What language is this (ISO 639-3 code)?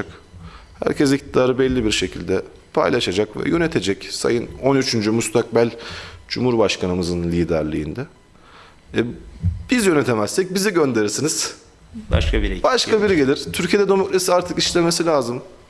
tur